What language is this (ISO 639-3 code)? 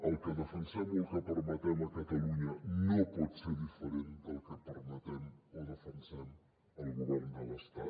cat